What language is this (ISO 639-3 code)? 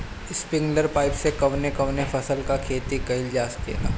bho